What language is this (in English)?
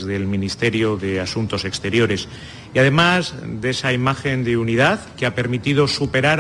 Spanish